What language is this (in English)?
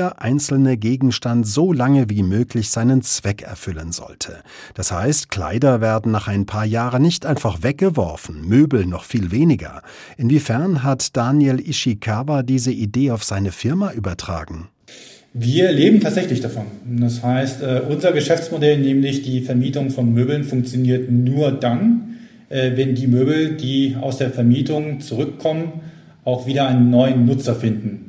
German